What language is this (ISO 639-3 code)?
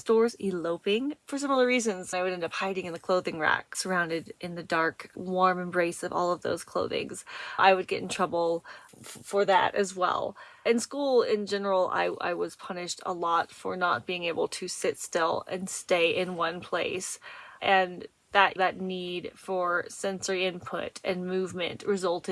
eng